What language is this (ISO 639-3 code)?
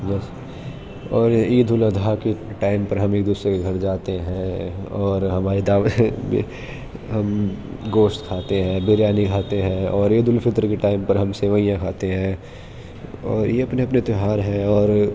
urd